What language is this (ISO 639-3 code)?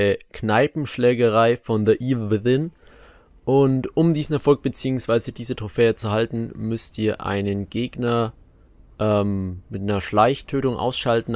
deu